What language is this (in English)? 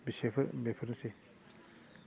Bodo